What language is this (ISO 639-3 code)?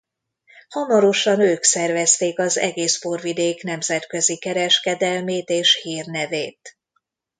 hun